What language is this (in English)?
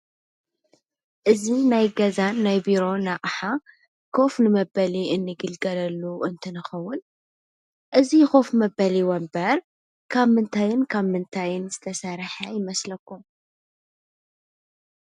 Tigrinya